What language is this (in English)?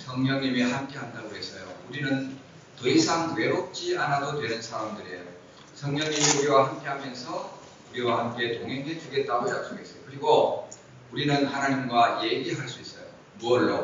Korean